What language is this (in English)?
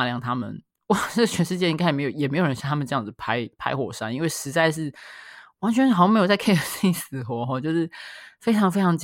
Chinese